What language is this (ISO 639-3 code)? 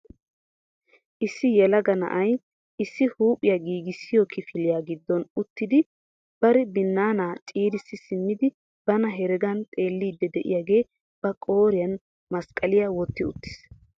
wal